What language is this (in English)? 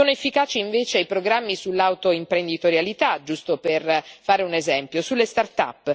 Italian